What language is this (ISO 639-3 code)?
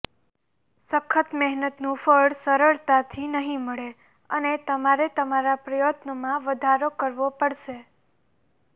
guj